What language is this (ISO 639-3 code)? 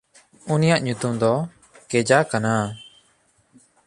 sat